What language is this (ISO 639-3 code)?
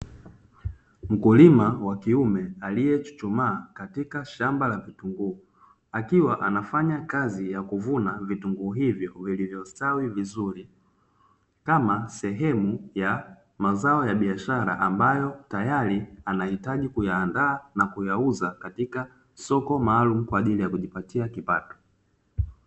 swa